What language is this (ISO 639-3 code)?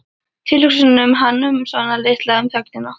isl